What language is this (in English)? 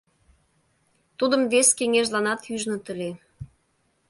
Mari